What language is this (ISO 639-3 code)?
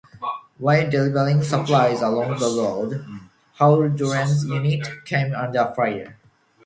eng